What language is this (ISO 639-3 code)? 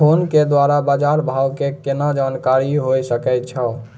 mai